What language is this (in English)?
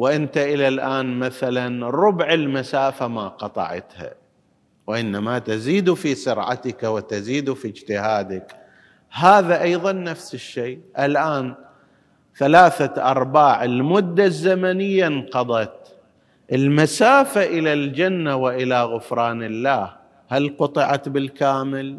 Arabic